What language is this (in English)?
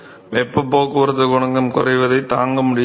Tamil